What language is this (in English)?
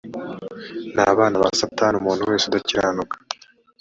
Kinyarwanda